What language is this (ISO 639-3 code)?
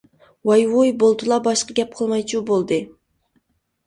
uig